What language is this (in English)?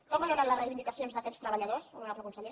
Catalan